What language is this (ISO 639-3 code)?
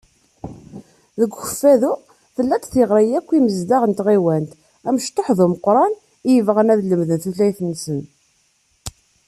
kab